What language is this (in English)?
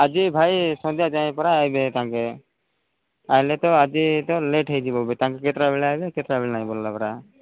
Odia